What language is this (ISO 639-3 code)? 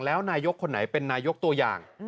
tha